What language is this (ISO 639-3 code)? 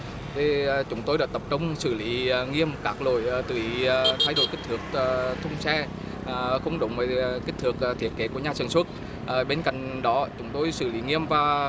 vie